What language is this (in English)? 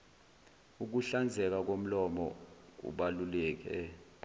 Zulu